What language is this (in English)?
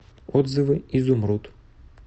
Russian